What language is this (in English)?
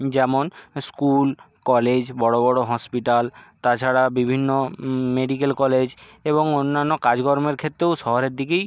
Bangla